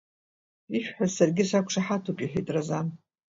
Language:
Abkhazian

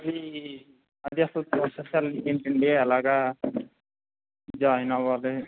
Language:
Telugu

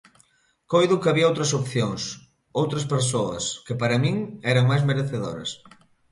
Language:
Galician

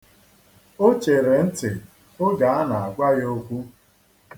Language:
Igbo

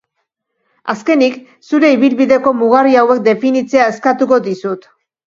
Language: Basque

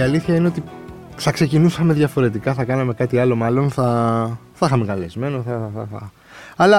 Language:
Greek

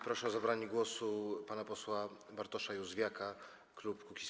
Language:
Polish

